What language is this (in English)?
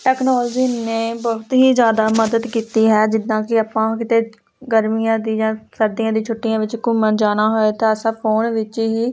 Punjabi